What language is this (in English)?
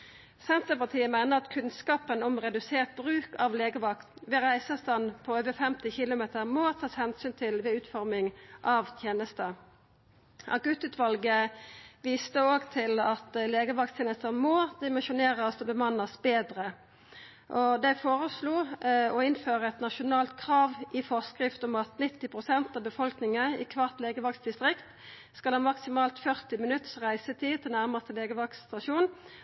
Norwegian Nynorsk